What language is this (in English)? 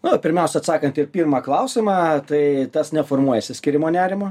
Lithuanian